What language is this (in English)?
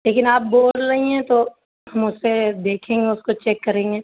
Urdu